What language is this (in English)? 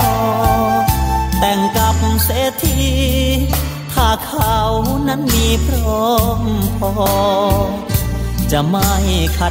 Thai